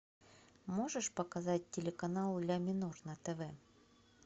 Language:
Russian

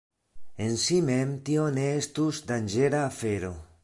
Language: Esperanto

